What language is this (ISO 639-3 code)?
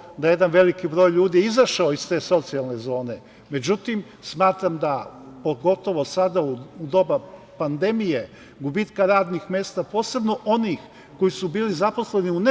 srp